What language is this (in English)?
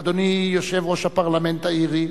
Hebrew